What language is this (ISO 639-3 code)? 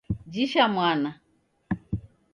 dav